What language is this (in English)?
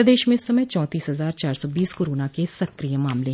Hindi